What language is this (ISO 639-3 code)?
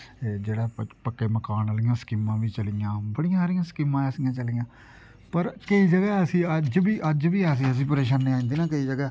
doi